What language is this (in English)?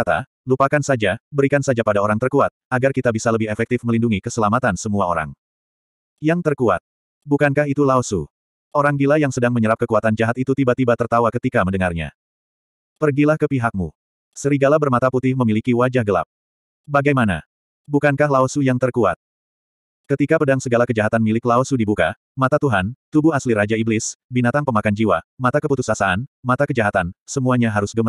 Indonesian